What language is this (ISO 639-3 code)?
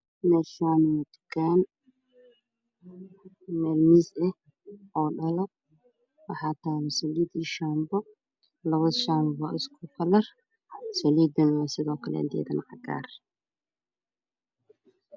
som